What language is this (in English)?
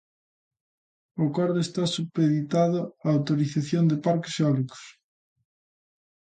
Galician